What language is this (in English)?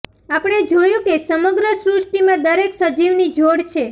Gujarati